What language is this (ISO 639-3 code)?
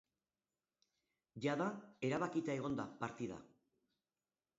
eus